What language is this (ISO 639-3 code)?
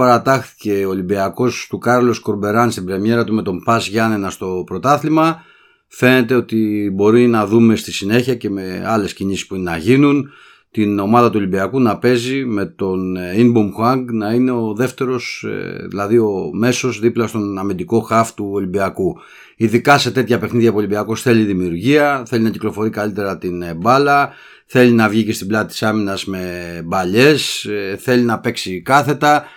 ell